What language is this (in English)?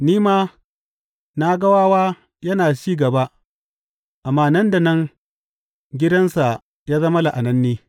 Hausa